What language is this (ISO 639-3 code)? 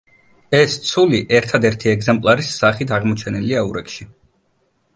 kat